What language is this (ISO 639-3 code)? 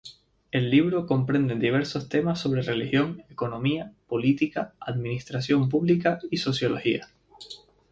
spa